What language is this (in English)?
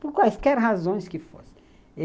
Portuguese